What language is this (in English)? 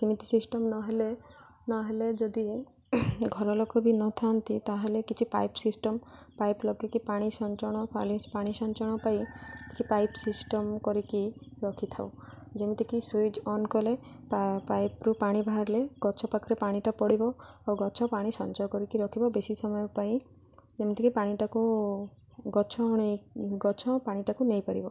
Odia